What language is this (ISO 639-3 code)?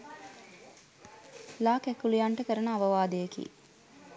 sin